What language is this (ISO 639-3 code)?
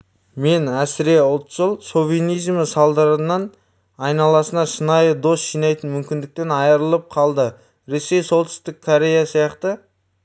kaz